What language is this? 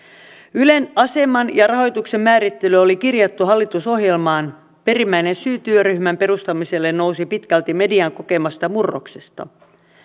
Finnish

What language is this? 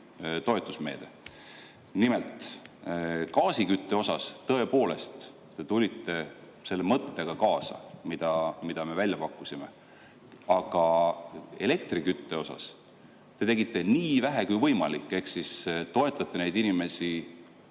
Estonian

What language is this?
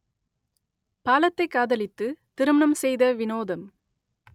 Tamil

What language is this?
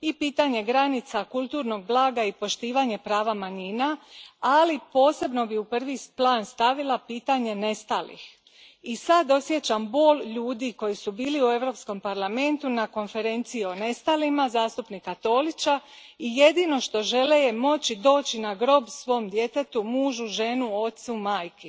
Croatian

